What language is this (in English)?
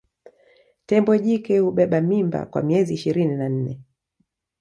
Swahili